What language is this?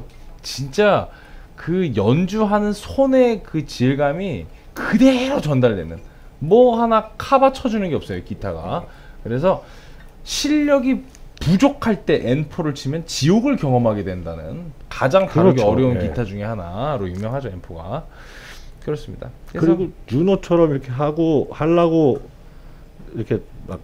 Korean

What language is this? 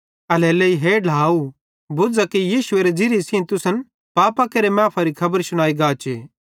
Bhadrawahi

